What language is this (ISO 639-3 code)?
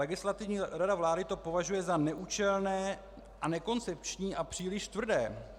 ces